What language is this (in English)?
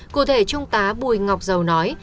Vietnamese